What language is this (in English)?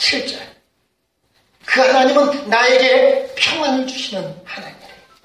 Korean